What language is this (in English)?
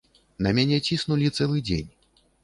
Belarusian